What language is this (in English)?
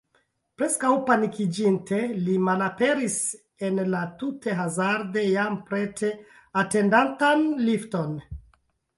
Esperanto